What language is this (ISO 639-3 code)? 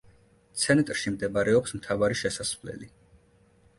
kat